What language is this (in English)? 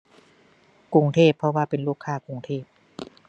Thai